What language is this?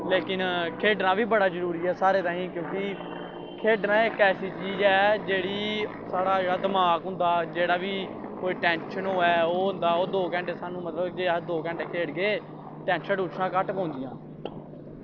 Dogri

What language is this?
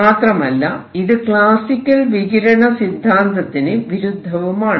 Malayalam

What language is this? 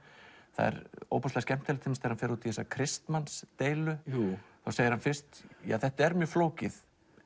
Icelandic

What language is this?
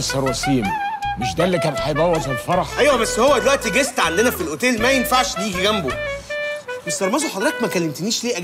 Arabic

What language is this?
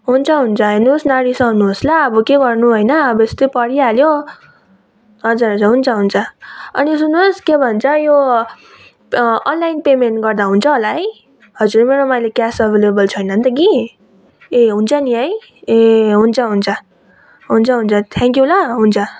Nepali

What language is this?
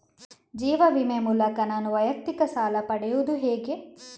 Kannada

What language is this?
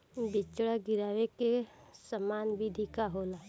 Bhojpuri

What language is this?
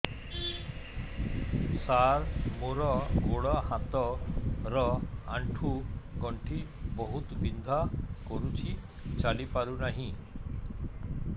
Odia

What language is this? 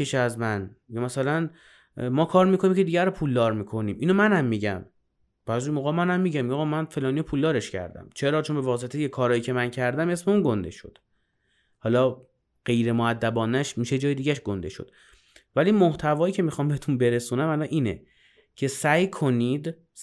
Persian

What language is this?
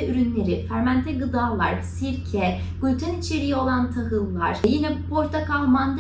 Turkish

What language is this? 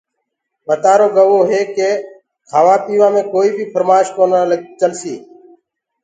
Gurgula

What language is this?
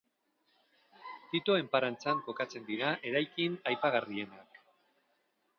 Basque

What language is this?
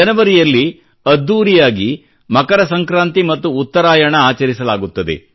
Kannada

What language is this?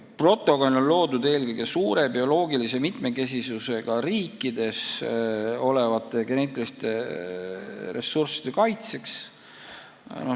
Estonian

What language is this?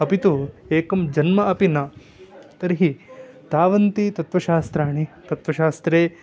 Sanskrit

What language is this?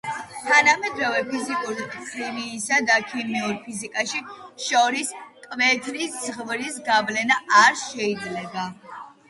Georgian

